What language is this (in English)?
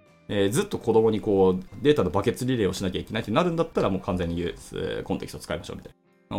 Japanese